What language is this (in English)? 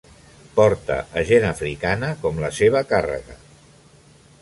Catalan